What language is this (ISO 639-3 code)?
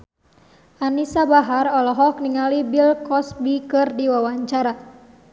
sun